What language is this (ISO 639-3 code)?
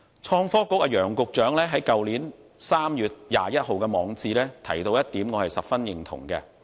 yue